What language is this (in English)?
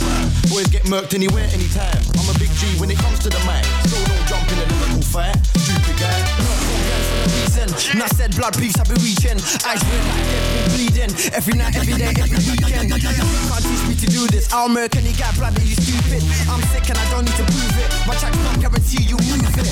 English